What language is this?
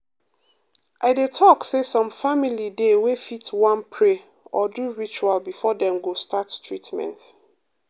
Nigerian Pidgin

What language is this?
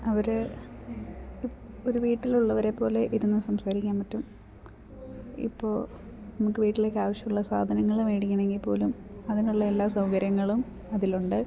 Malayalam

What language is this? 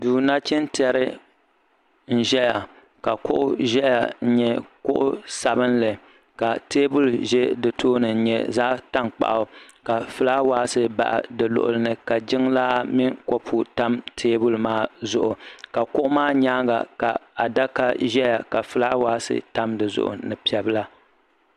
Dagbani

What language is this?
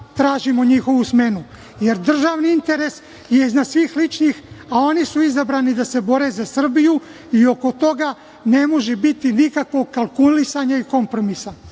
Serbian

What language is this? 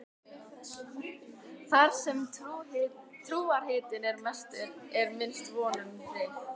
Icelandic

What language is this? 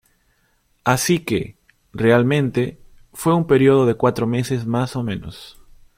Spanish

